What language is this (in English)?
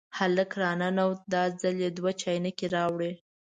Pashto